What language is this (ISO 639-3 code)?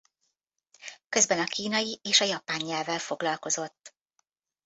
hun